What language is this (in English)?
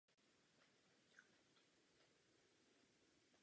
Czech